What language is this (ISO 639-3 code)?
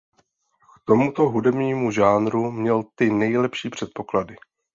ces